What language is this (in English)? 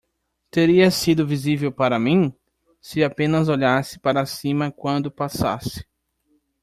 Portuguese